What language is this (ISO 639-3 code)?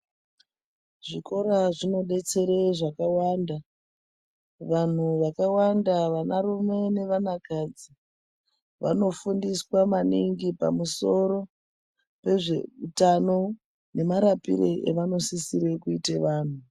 ndc